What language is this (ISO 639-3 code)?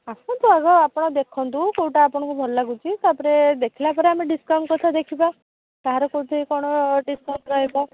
ori